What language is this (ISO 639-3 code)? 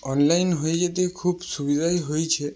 ben